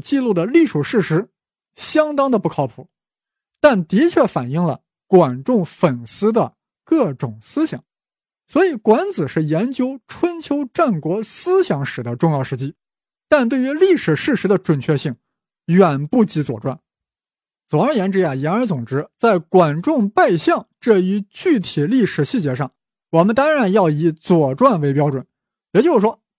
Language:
Chinese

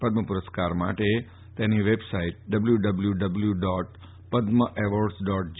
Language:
Gujarati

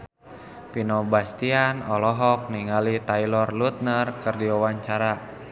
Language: Sundanese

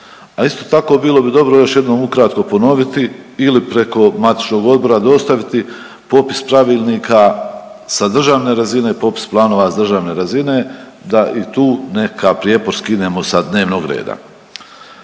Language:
Croatian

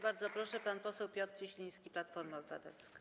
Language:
Polish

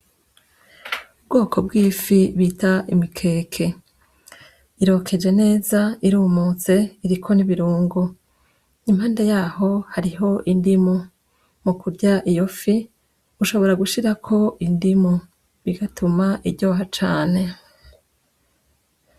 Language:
Rundi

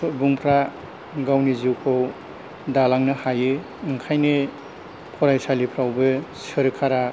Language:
Bodo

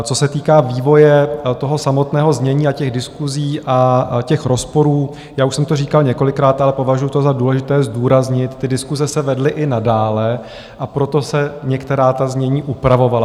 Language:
Czech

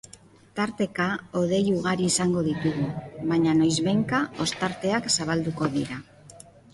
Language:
Basque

